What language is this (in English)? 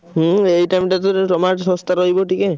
Odia